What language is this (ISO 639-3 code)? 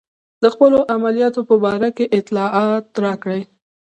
pus